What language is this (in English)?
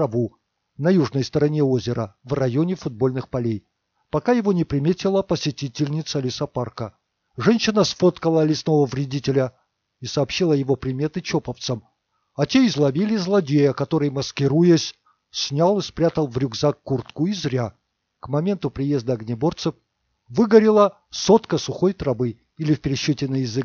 Russian